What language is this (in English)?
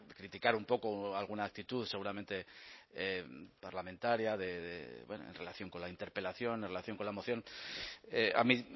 Spanish